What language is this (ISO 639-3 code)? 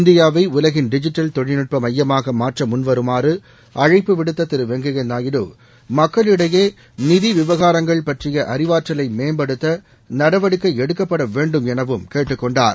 tam